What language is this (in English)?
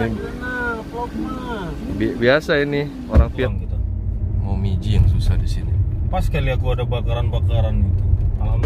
Indonesian